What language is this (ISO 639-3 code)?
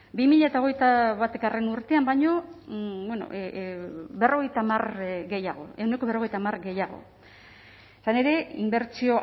eus